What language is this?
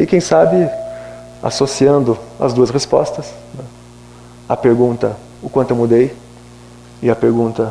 Portuguese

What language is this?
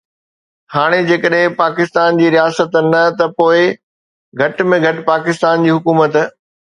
Sindhi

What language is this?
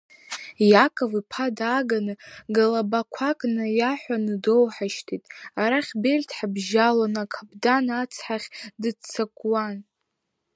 Abkhazian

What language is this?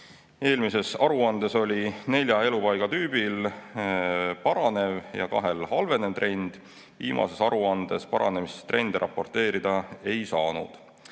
Estonian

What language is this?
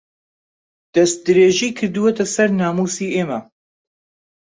Central Kurdish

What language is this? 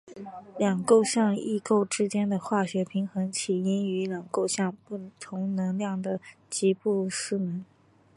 Chinese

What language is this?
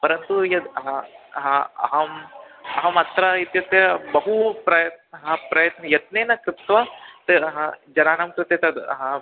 Sanskrit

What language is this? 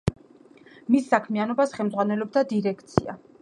Georgian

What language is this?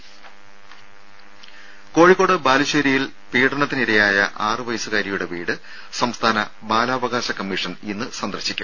Malayalam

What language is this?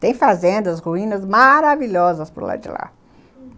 Portuguese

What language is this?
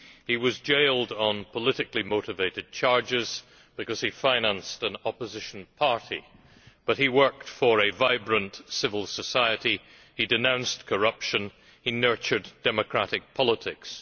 English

